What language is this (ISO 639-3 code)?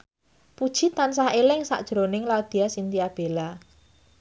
jav